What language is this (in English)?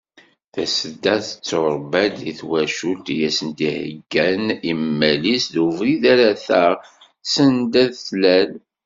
Kabyle